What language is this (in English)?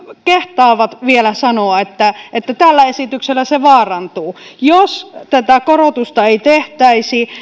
Finnish